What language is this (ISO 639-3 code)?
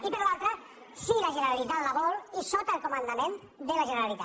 cat